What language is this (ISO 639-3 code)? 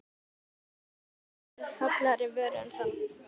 isl